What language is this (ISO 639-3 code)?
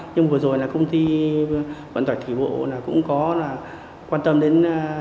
vie